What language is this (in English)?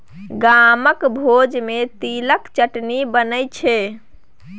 Maithili